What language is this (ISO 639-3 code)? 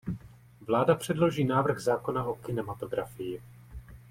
ces